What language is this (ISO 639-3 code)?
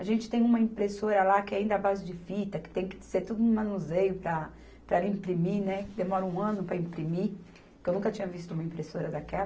por